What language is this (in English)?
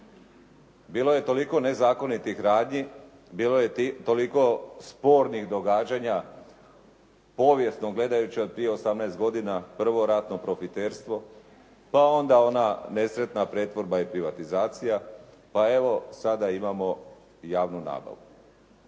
Croatian